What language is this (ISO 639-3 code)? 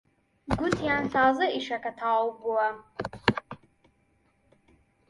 ckb